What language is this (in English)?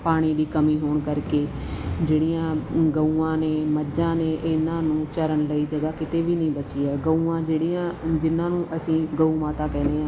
Punjabi